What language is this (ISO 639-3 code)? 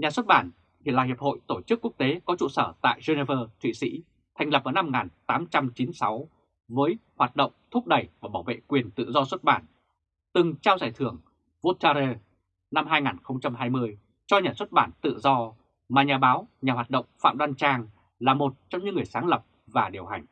vie